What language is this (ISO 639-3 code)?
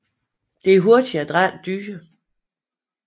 dan